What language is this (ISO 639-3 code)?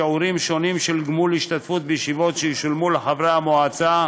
heb